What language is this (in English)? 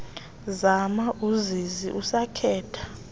Xhosa